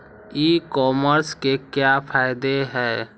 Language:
Magahi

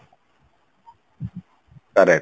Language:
Odia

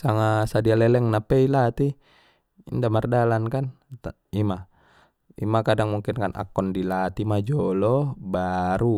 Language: Batak Mandailing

